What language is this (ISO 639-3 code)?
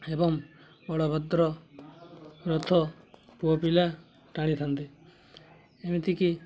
ori